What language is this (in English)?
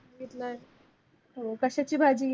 Marathi